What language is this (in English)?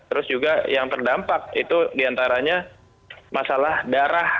Indonesian